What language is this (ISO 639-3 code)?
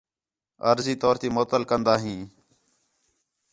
xhe